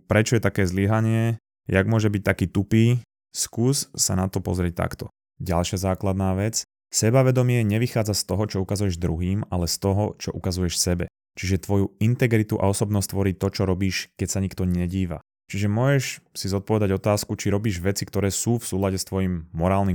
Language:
Slovak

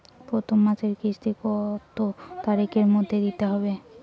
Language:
Bangla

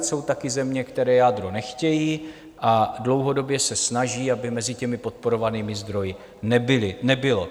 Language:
Czech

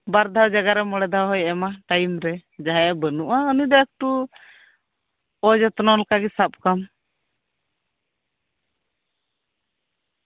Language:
Santali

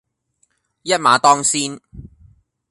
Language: Cantonese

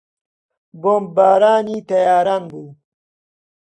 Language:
Central Kurdish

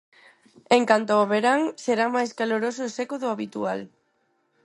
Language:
Galician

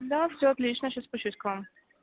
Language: Russian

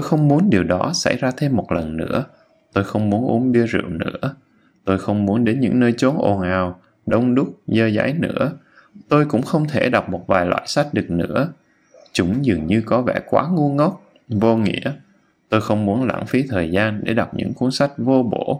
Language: Vietnamese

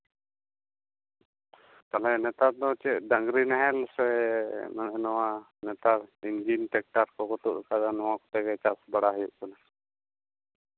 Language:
Santali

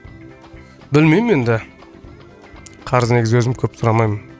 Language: Kazakh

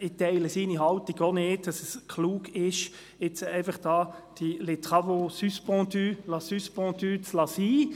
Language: Swiss German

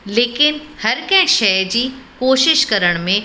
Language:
Sindhi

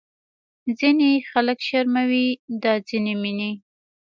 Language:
Pashto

